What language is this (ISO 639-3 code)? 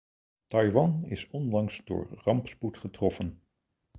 nld